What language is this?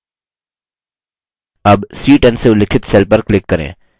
Hindi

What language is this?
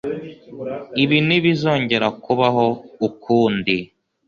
Kinyarwanda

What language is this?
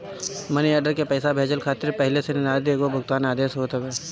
Bhojpuri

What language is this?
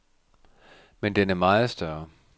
Danish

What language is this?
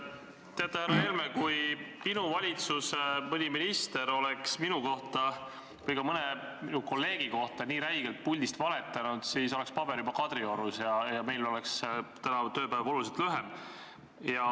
Estonian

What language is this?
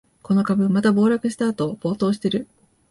Japanese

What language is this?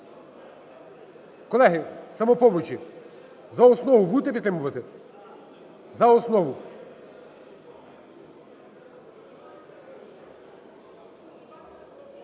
Ukrainian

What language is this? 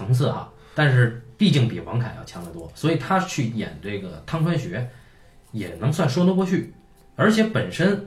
Chinese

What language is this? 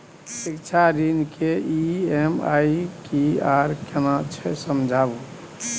Maithili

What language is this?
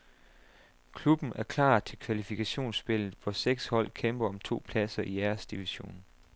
Danish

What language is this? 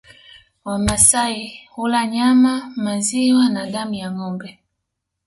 Swahili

